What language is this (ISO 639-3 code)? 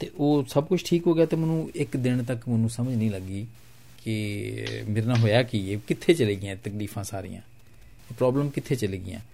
pan